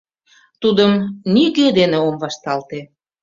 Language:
Mari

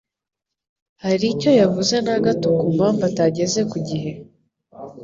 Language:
Kinyarwanda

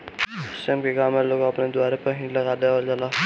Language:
Bhojpuri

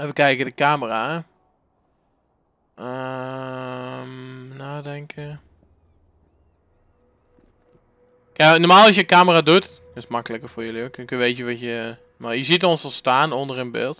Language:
Dutch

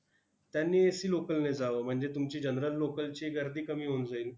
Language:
Marathi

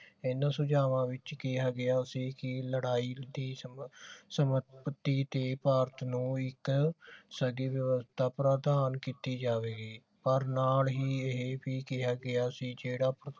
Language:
Punjabi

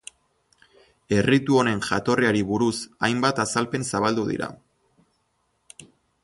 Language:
Basque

